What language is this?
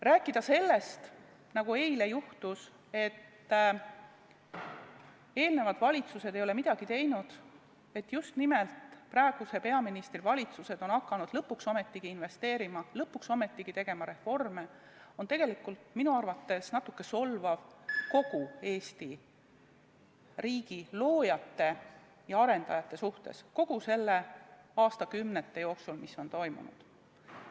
Estonian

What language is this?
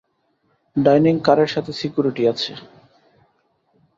Bangla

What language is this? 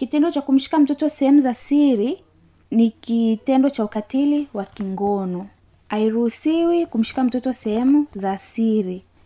Swahili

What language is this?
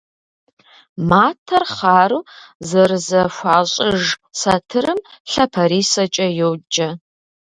Kabardian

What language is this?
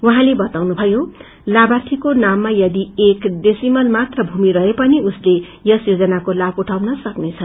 Nepali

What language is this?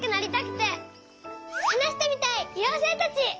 Japanese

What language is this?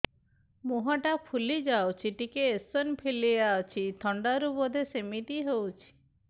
Odia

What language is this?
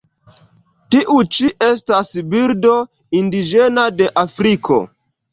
Esperanto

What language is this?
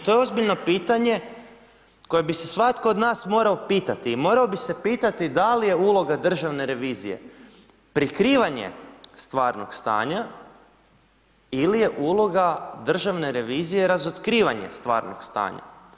Croatian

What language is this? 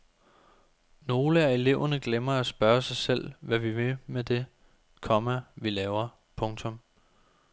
Danish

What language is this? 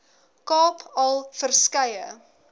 Afrikaans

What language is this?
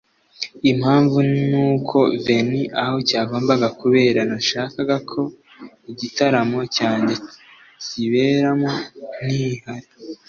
Kinyarwanda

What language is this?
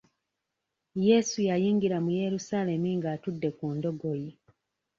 Ganda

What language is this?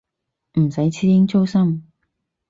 Cantonese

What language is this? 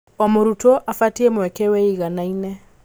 Kikuyu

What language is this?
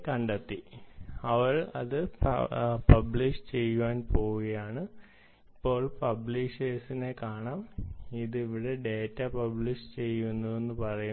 Malayalam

